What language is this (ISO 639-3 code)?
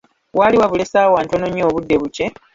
lug